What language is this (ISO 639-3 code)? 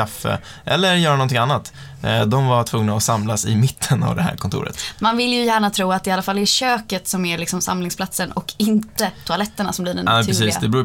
swe